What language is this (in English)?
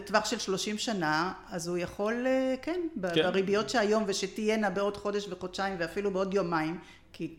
Hebrew